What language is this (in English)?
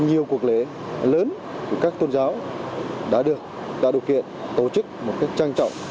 Vietnamese